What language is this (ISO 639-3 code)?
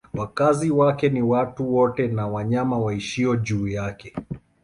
swa